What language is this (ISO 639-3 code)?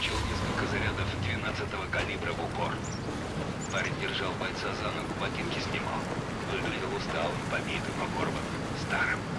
rus